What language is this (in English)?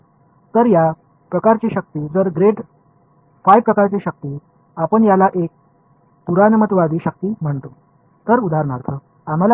Tamil